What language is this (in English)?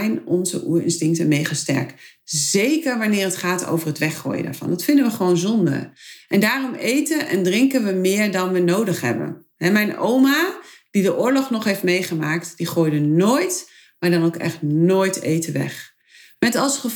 Dutch